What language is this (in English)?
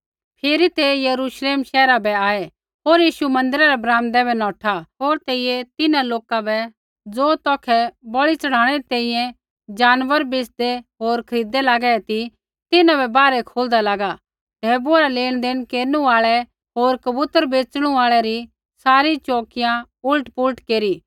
Kullu Pahari